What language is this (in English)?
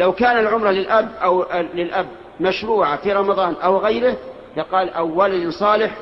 Arabic